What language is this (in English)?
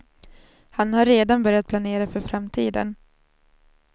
Swedish